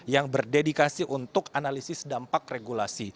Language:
Indonesian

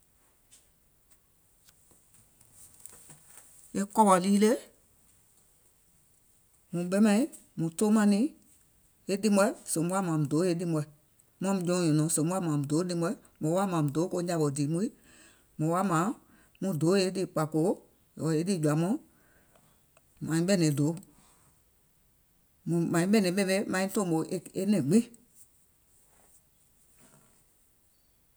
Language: Gola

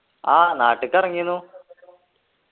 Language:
Malayalam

